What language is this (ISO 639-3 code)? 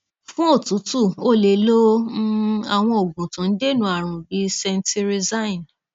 yor